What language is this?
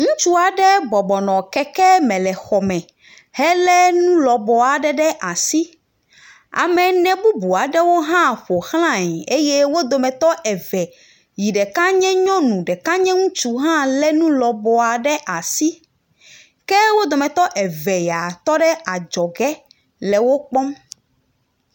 Ewe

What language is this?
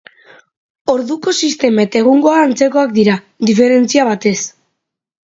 Basque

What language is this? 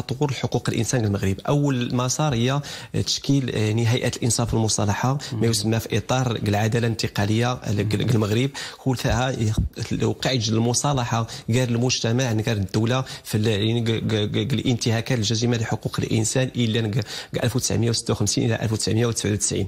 Arabic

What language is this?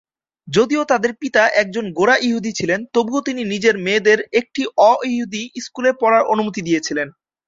Bangla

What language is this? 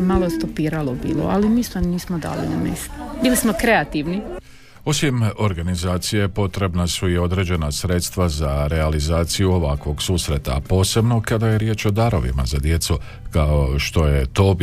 Croatian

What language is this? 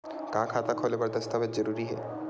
Chhattisgarhi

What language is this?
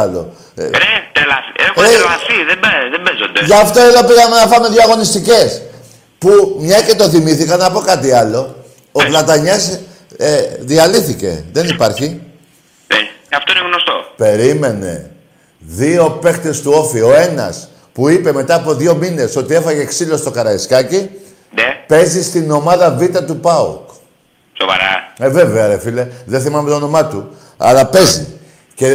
Greek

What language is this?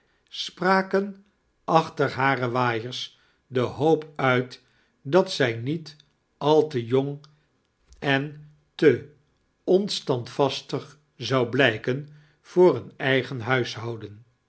Dutch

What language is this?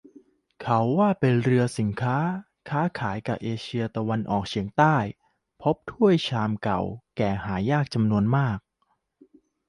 Thai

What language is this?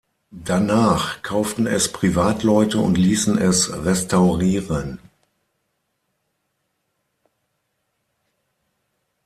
German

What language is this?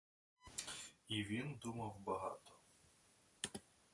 Ukrainian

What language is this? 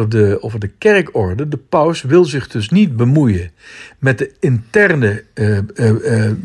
Dutch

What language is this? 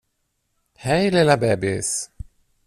Swedish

